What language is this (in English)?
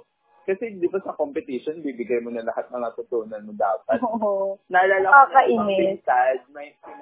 Filipino